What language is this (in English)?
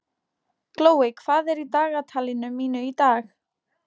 Icelandic